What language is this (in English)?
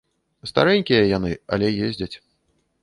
Belarusian